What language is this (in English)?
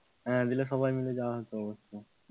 Bangla